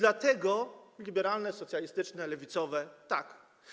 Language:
Polish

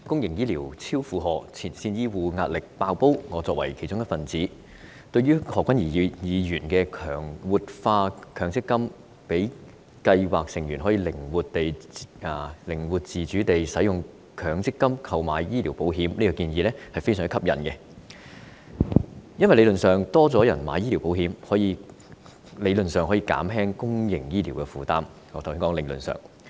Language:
Cantonese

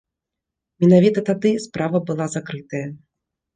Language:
Belarusian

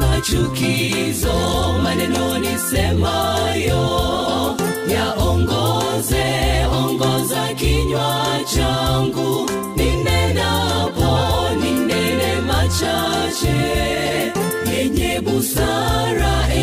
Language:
Swahili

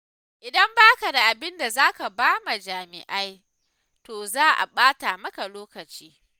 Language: Hausa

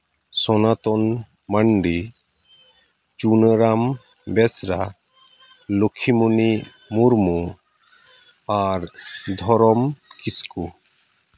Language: Santali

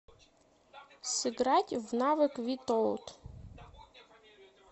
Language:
Russian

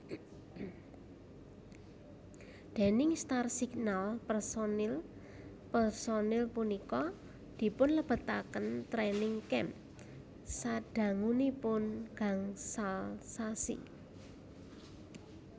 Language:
Javanese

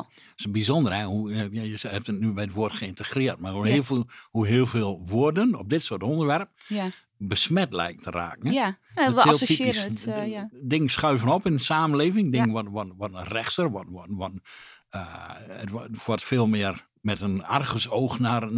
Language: Dutch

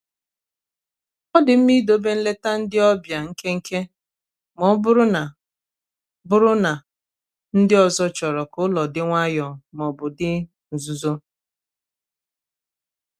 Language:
Igbo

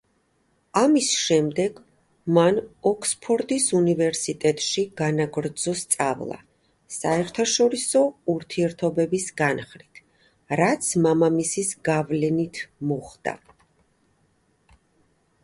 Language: Georgian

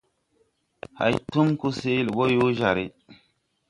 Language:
Tupuri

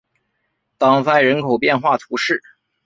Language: Chinese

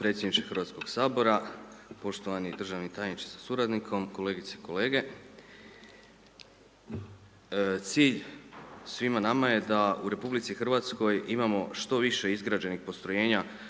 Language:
Croatian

